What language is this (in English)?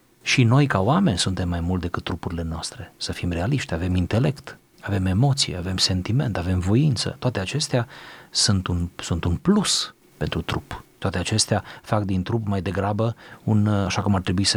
Romanian